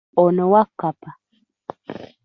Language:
Ganda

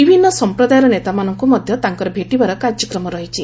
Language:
Odia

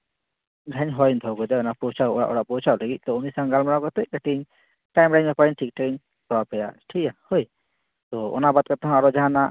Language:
Santali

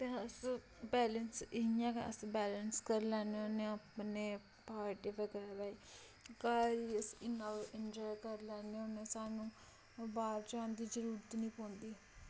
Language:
Dogri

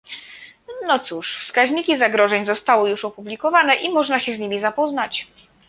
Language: Polish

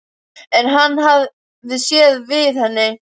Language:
Icelandic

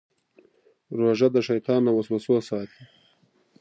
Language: Pashto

